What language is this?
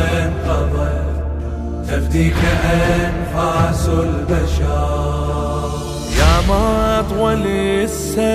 Arabic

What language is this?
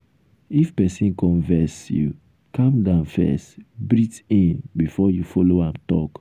Nigerian Pidgin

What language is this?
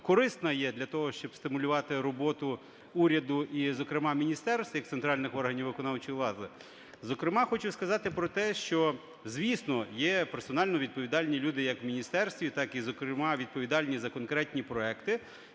Ukrainian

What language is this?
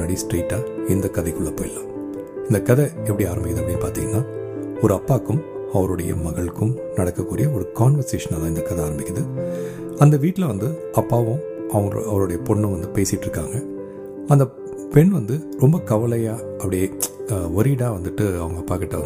Tamil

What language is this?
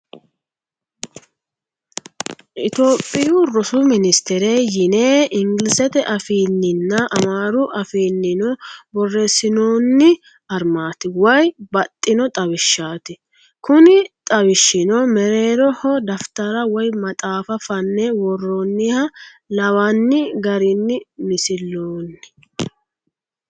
Sidamo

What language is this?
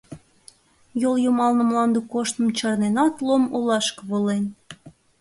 Mari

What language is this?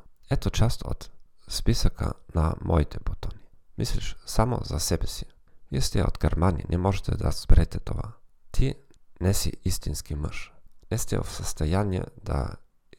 Bulgarian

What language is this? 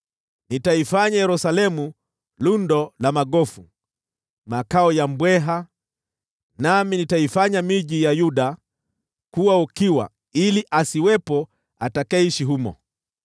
Swahili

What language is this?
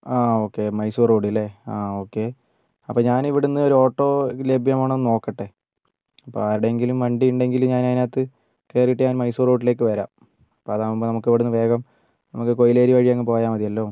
Malayalam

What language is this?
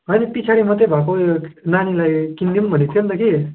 Nepali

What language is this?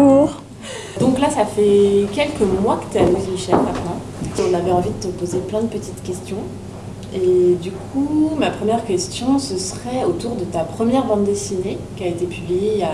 French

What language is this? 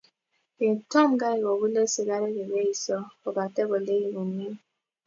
Kalenjin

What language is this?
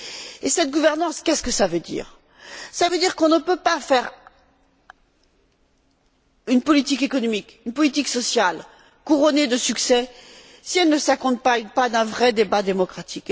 French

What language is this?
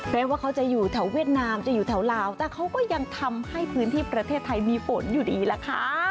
Thai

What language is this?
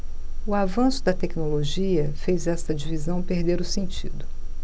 Portuguese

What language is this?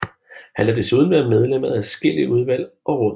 Danish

